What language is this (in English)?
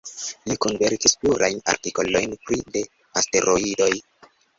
Esperanto